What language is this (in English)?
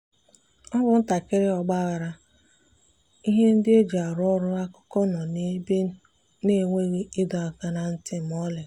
Igbo